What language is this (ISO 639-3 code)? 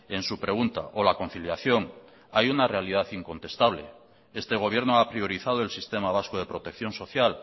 spa